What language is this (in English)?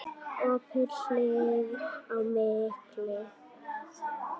Icelandic